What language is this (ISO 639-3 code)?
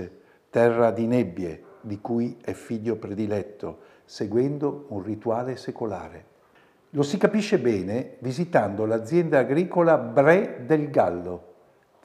ita